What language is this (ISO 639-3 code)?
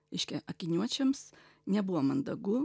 lit